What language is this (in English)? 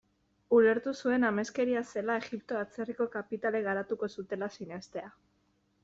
Basque